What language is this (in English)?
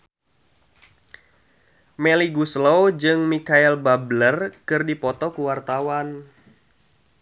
Sundanese